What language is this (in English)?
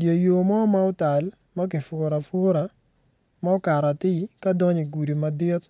Acoli